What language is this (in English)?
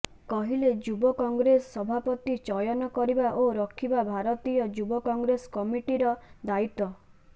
Odia